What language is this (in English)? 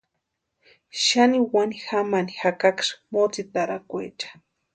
Western Highland Purepecha